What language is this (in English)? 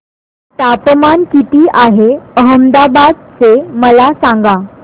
Marathi